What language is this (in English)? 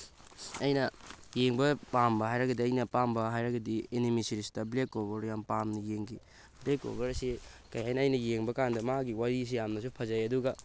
Manipuri